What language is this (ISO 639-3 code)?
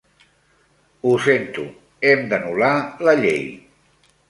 cat